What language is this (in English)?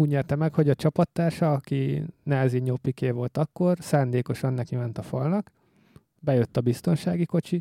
Hungarian